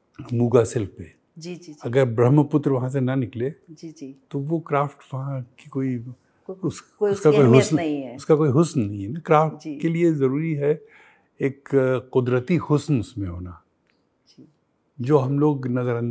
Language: Hindi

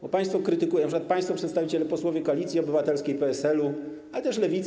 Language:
Polish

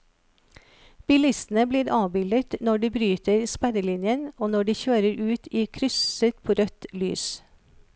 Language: Norwegian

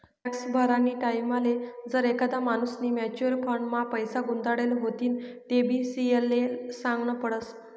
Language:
Marathi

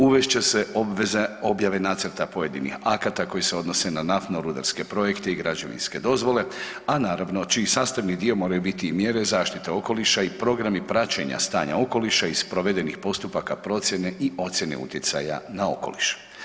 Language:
Croatian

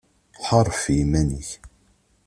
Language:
Kabyle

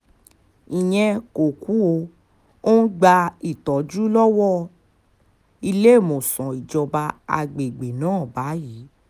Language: Yoruba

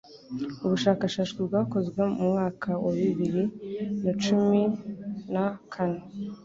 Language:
Kinyarwanda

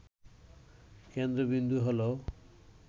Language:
Bangla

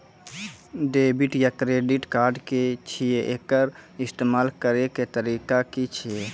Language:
Maithili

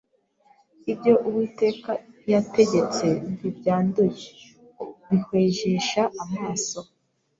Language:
Kinyarwanda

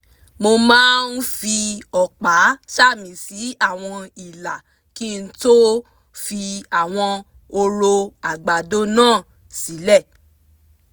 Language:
Yoruba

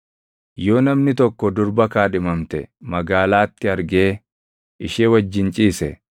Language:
Oromo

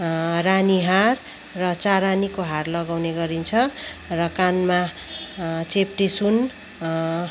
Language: Nepali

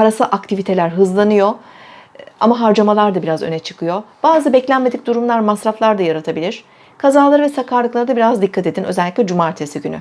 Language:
Turkish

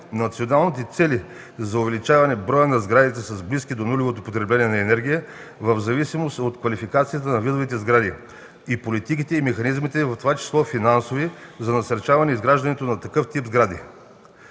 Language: Bulgarian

